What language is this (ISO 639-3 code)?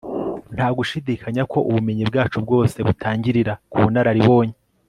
kin